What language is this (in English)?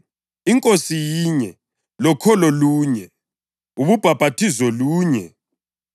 North Ndebele